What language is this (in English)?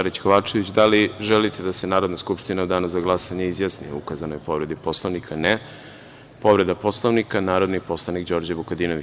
Serbian